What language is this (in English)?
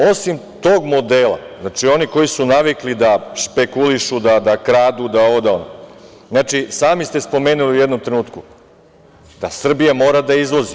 Serbian